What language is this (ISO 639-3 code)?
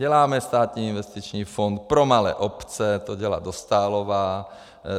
ces